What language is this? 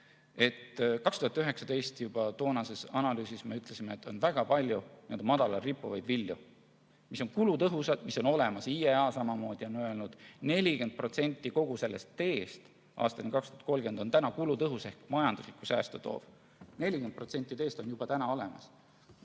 Estonian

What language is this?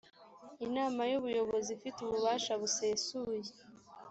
Kinyarwanda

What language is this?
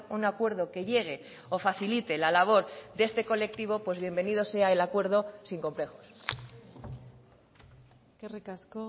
Spanish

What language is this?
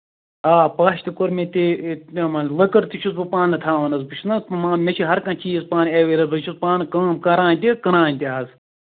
Kashmiri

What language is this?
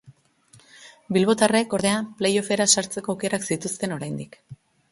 Basque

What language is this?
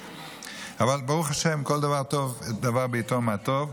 Hebrew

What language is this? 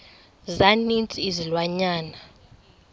Xhosa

